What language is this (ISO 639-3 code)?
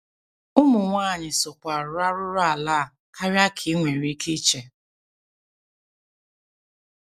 ibo